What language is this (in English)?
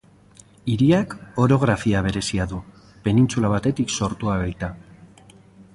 Basque